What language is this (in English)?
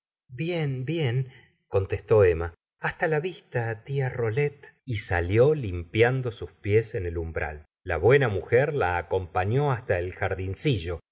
Spanish